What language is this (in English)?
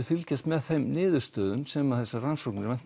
Icelandic